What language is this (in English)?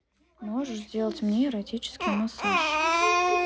Russian